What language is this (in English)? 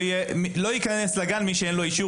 Hebrew